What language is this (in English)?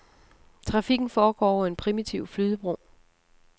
Danish